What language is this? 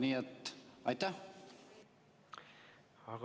Estonian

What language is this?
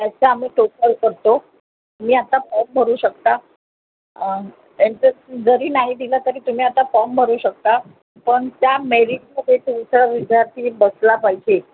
Marathi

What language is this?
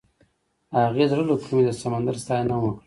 Pashto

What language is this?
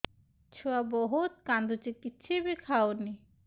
Odia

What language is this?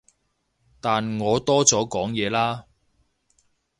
Cantonese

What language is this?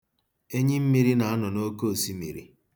Igbo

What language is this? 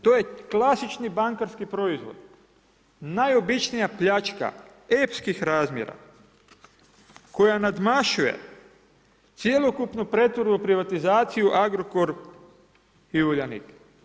Croatian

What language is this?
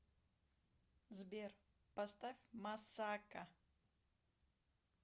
Russian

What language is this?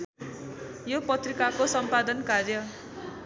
Nepali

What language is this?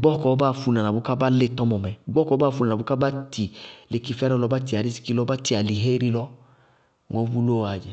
Bago-Kusuntu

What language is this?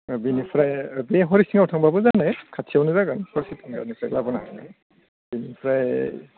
Bodo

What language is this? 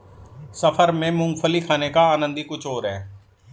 Hindi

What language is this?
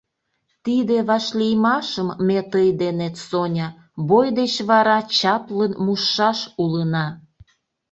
Mari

